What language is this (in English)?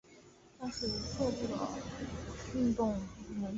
Chinese